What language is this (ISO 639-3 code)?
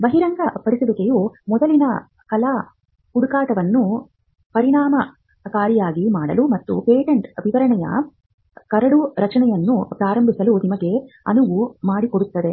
kan